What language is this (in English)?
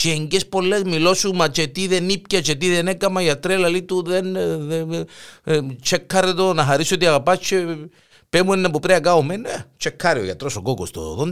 Greek